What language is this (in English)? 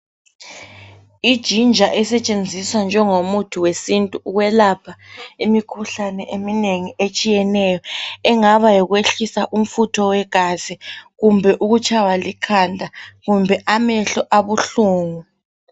North Ndebele